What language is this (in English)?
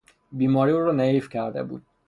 Persian